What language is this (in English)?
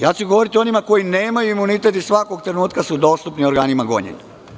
Serbian